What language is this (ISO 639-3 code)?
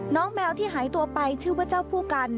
tha